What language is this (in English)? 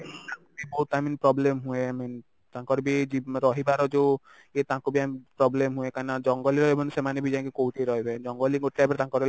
Odia